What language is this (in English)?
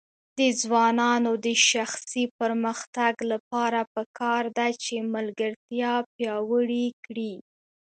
Pashto